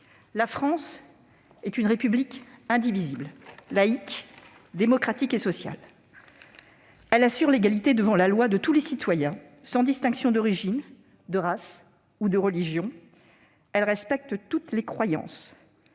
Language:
French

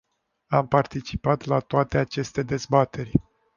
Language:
Romanian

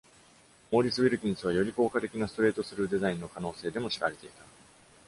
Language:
Japanese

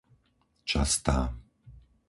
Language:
Slovak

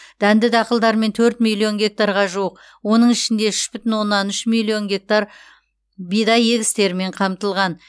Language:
Kazakh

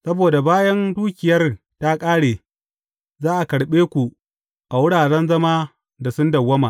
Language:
Hausa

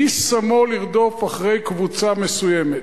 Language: Hebrew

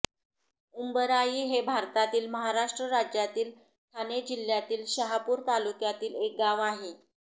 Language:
Marathi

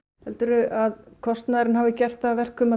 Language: Icelandic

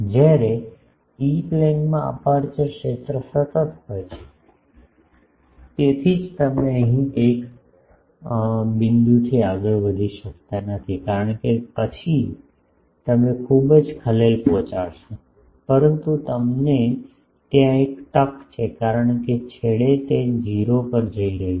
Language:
Gujarati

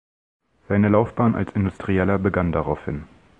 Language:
German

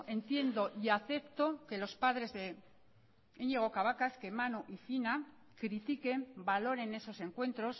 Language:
Spanish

